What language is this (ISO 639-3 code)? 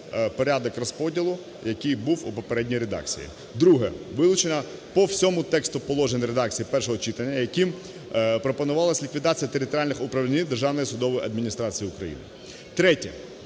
ukr